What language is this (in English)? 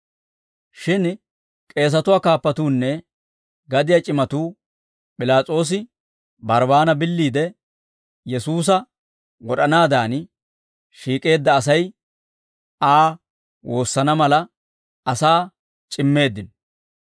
Dawro